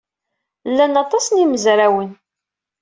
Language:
Kabyle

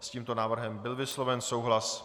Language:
Czech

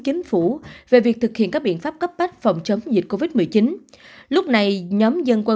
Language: Vietnamese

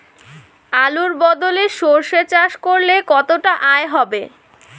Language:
Bangla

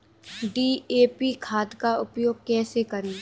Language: Hindi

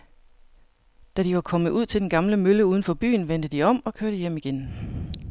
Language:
Danish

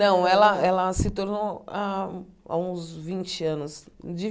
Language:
Portuguese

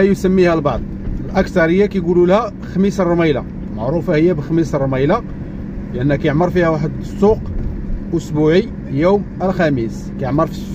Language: Arabic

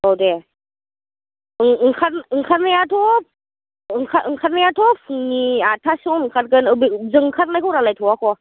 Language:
Bodo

